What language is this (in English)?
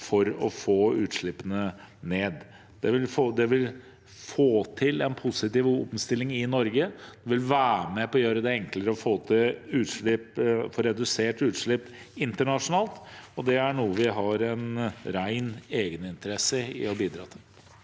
Norwegian